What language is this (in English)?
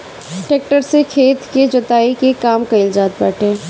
Bhojpuri